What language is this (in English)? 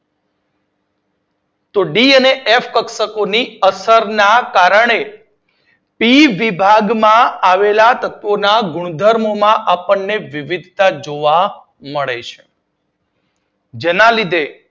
Gujarati